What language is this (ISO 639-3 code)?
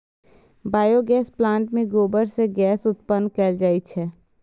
mai